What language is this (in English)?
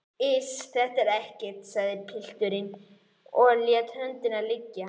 Icelandic